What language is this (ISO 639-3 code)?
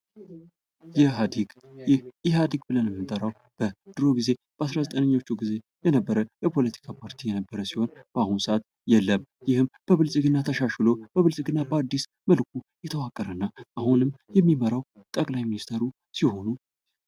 amh